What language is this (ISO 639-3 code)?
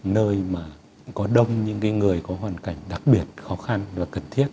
vie